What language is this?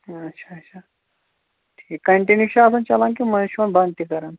Kashmiri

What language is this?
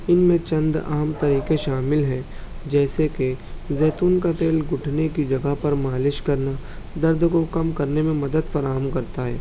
Urdu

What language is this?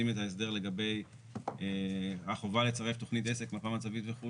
Hebrew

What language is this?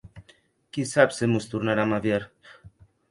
Occitan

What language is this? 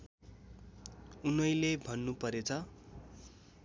Nepali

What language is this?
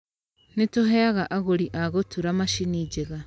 Kikuyu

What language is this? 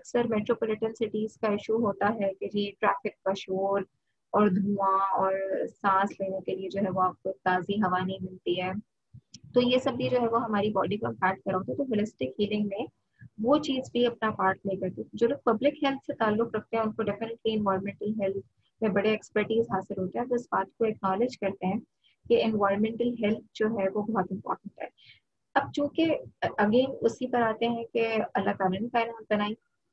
Urdu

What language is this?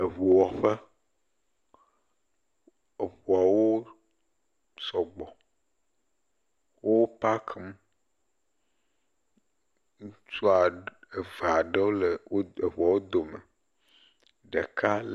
Ewe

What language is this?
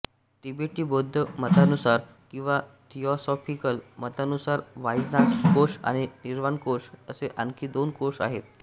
Marathi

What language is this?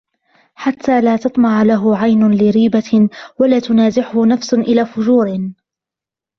Arabic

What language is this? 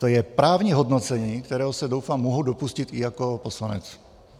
Czech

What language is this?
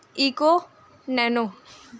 Urdu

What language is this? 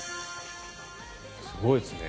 Japanese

